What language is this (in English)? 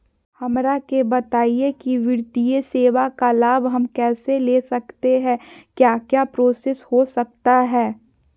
Magahi